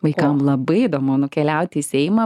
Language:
Lithuanian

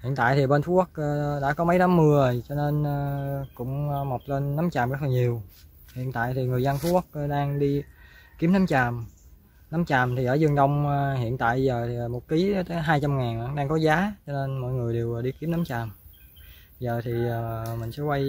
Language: Vietnamese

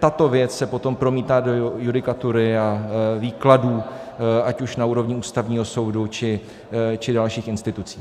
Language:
Czech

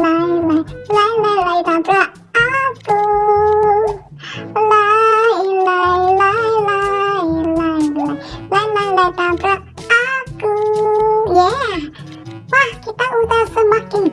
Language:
Indonesian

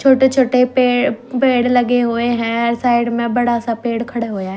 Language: Haryanvi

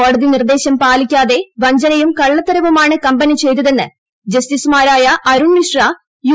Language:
Malayalam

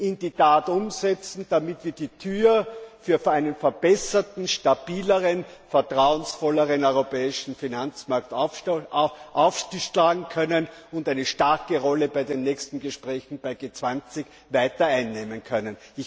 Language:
German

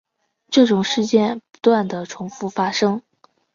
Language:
Chinese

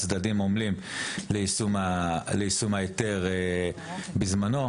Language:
Hebrew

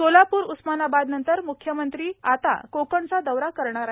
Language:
Marathi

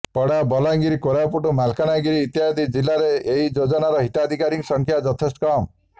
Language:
Odia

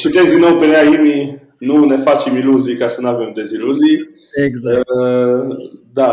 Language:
Romanian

